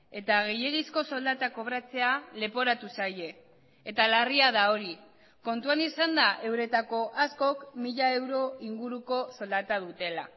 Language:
Basque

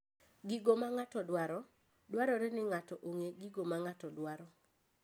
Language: Luo (Kenya and Tanzania)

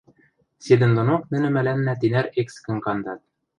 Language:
Western Mari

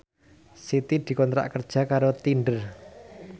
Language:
Javanese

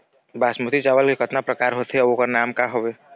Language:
Chhattisgarhi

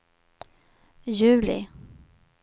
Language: Swedish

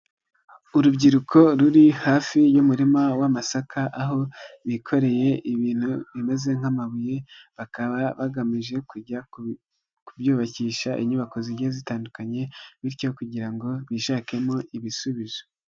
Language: Kinyarwanda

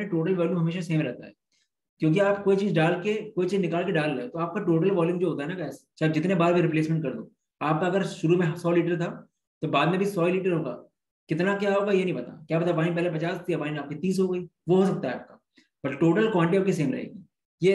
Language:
Hindi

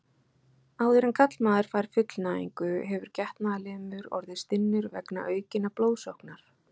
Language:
Icelandic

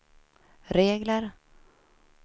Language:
Swedish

